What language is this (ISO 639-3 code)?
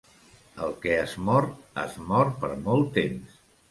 cat